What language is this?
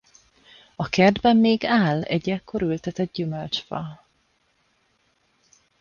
Hungarian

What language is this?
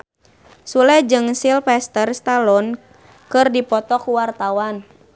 Sundanese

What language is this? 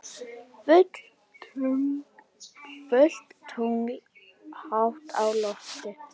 Icelandic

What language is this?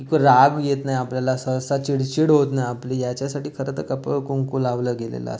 Marathi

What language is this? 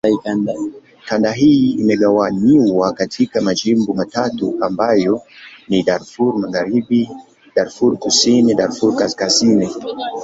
Swahili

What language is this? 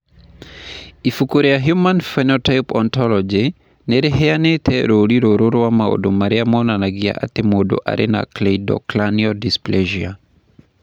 Kikuyu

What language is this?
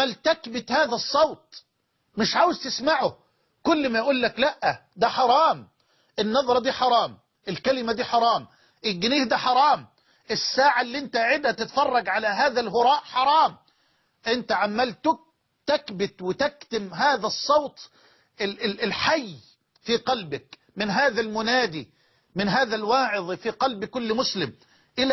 Arabic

